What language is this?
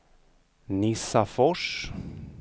Swedish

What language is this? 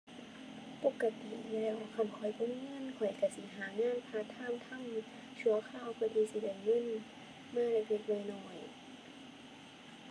Thai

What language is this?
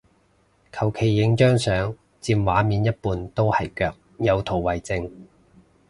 Cantonese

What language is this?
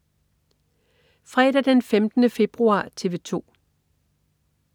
Danish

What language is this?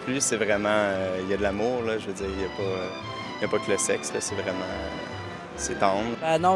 French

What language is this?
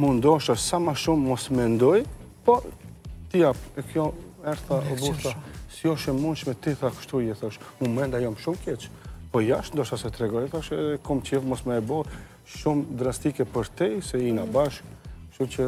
Romanian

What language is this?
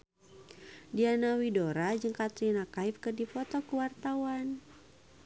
Sundanese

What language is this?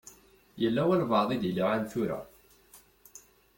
Kabyle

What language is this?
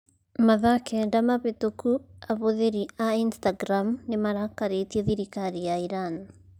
Kikuyu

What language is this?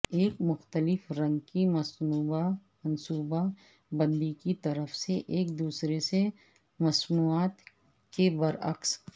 Urdu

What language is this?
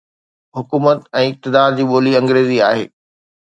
Sindhi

